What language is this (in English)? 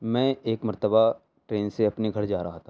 Urdu